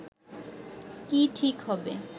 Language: Bangla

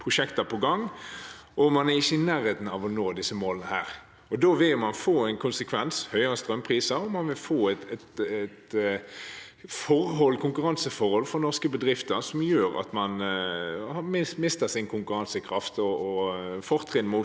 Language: Norwegian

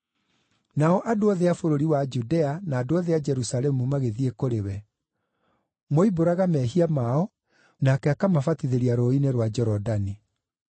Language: Kikuyu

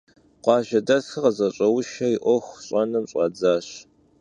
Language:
Kabardian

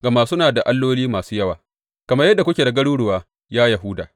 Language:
Hausa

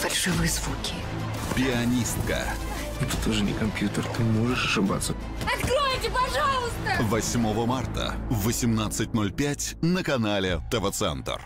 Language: Russian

